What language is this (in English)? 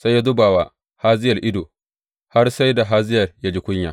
Hausa